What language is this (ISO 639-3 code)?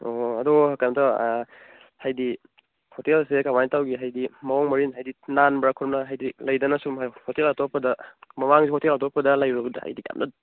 mni